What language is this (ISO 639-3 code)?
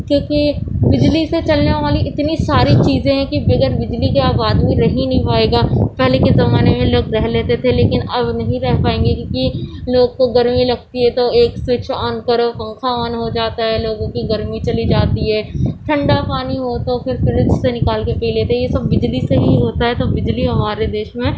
urd